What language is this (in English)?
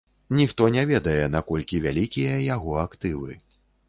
Belarusian